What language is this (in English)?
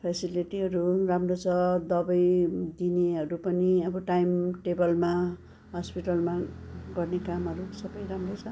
Nepali